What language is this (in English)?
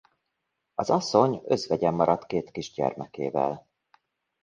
Hungarian